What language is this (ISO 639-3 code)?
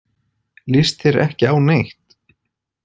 isl